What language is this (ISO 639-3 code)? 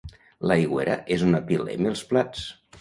cat